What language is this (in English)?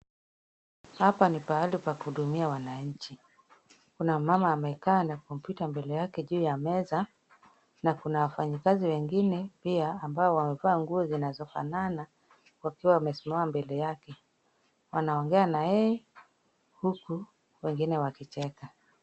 Swahili